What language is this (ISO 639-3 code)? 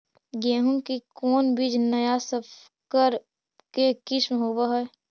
mag